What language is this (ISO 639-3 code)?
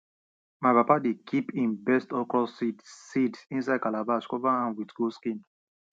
pcm